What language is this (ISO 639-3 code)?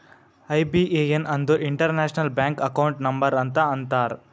kan